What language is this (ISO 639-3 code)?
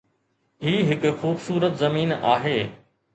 snd